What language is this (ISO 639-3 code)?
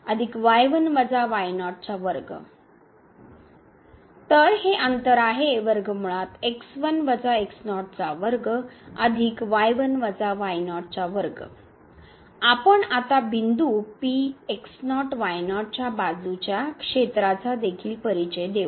mar